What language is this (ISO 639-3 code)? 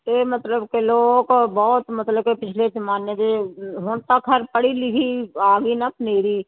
pan